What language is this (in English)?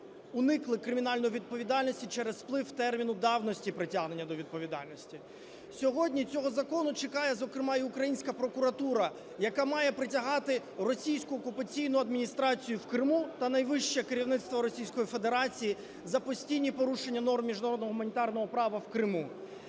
Ukrainian